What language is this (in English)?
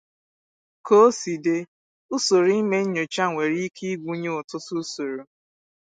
Igbo